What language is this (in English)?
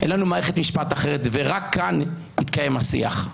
Hebrew